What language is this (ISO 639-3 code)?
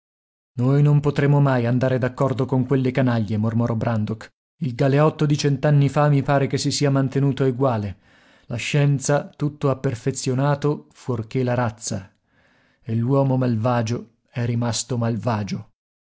ita